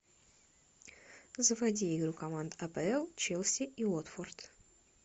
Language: Russian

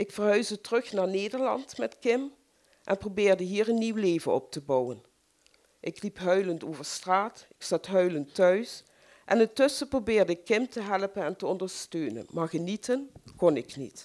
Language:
Dutch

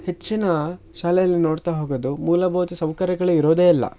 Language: Kannada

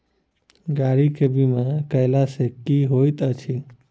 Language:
Maithili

